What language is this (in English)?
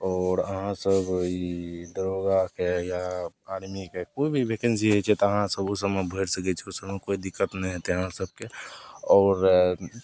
Maithili